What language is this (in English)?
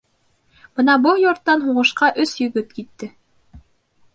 Bashkir